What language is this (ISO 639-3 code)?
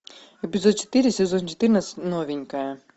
rus